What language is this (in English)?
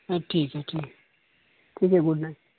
Urdu